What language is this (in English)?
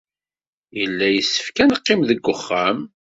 Kabyle